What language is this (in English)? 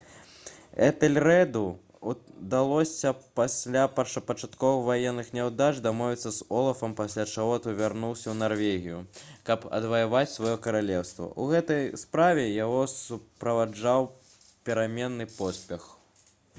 Belarusian